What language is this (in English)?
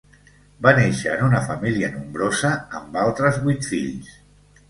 Catalan